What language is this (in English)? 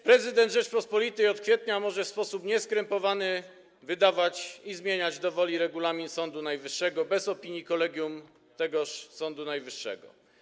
Polish